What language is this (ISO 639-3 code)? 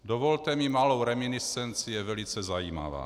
ces